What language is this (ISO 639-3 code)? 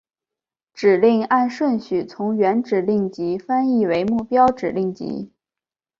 zho